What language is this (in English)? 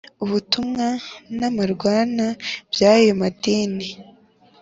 Kinyarwanda